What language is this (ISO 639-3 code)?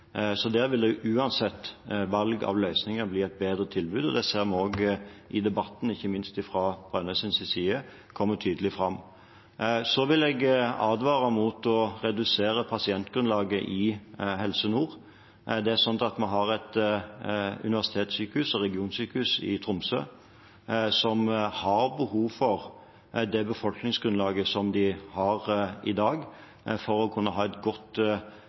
nob